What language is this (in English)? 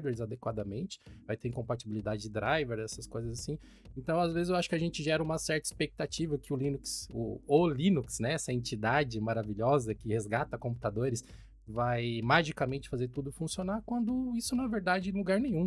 Portuguese